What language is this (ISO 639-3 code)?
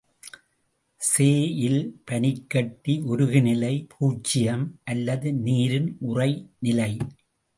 tam